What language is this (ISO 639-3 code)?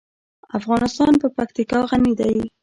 pus